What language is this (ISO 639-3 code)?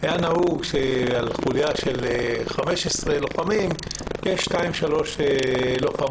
heb